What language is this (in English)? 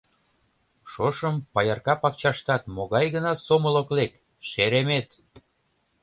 Mari